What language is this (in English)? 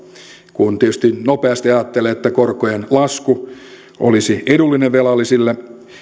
Finnish